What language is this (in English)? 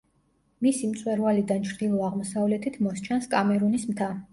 Georgian